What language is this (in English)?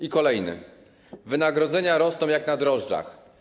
Polish